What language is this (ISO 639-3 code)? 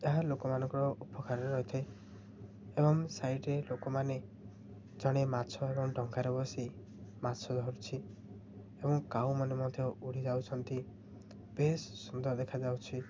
ori